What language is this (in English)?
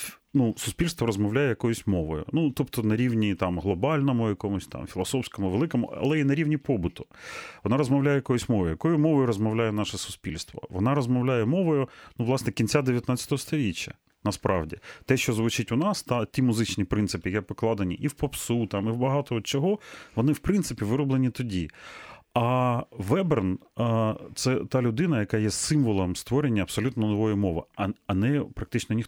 Ukrainian